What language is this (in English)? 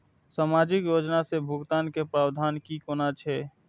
Maithili